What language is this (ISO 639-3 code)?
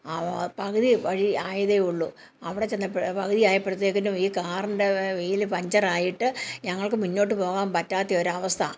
mal